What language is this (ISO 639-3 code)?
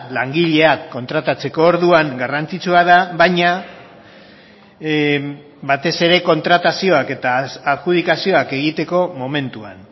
eus